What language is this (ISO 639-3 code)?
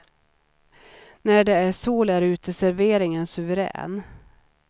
swe